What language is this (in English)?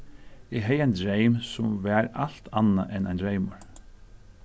Faroese